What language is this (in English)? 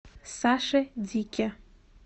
Russian